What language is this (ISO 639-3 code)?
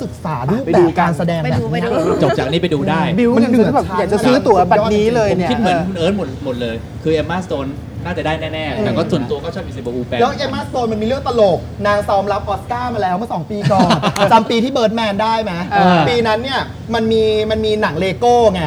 tha